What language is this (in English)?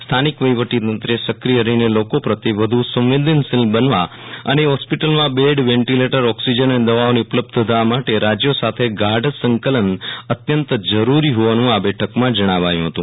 Gujarati